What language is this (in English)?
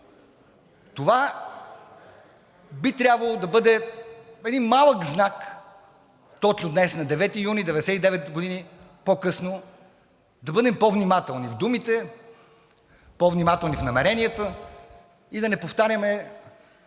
Bulgarian